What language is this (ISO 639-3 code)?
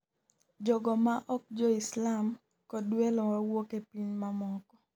luo